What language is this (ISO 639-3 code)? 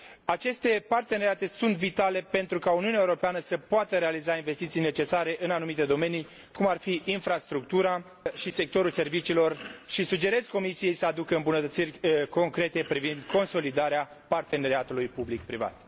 ron